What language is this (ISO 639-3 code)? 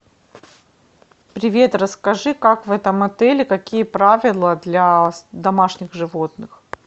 rus